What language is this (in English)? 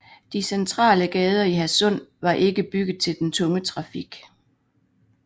Danish